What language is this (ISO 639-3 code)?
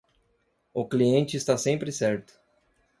por